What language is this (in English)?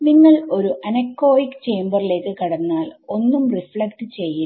Malayalam